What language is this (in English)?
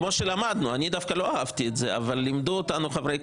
Hebrew